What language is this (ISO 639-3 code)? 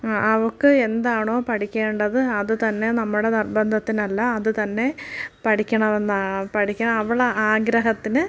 mal